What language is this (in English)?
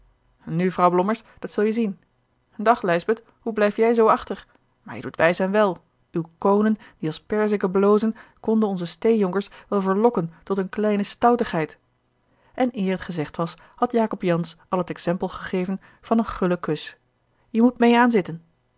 Dutch